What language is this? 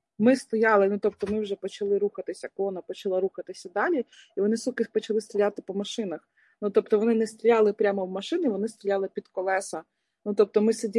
Ukrainian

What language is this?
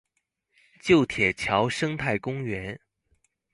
Chinese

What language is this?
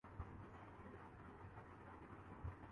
Urdu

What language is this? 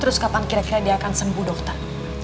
Indonesian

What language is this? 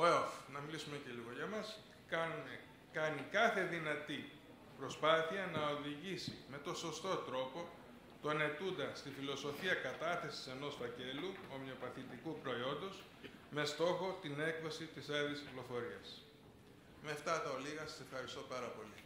Greek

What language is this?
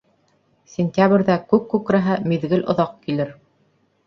Bashkir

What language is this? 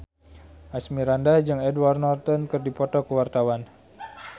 Sundanese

